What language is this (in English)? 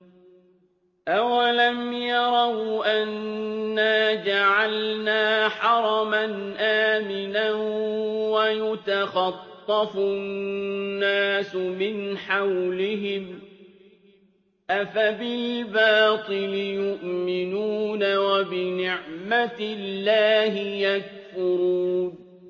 Arabic